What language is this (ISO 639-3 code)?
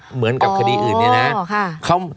tha